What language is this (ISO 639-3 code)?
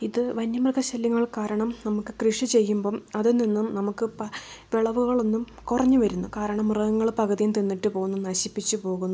mal